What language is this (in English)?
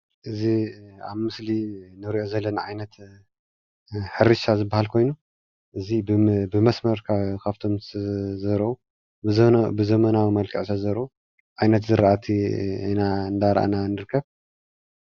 Tigrinya